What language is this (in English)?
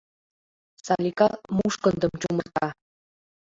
Mari